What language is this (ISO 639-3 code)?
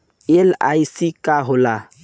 bho